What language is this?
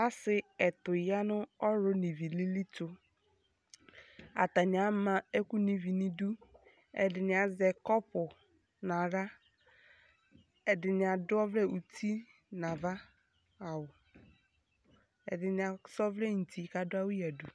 Ikposo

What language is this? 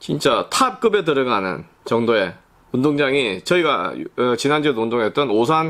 Korean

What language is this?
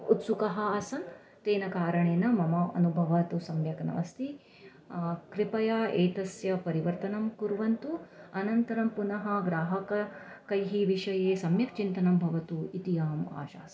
Sanskrit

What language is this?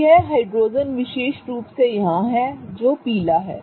Hindi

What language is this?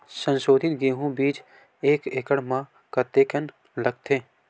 Chhattisgarhi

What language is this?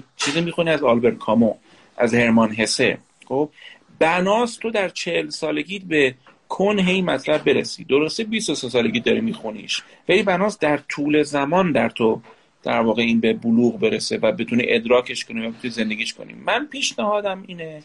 Persian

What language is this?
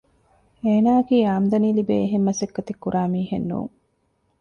Divehi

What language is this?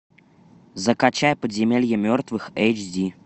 Russian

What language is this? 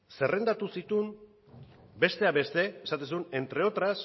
Basque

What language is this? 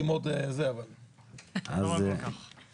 Hebrew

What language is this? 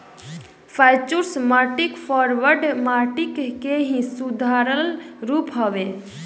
Bhojpuri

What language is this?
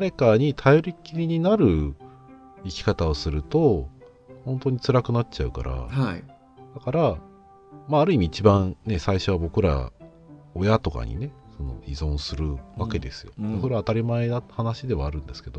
Japanese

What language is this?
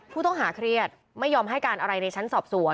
Thai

